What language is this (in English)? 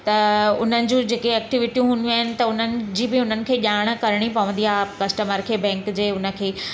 Sindhi